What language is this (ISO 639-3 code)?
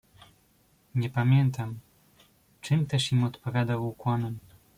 pol